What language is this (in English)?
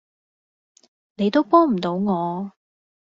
Cantonese